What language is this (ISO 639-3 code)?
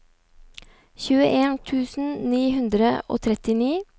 nor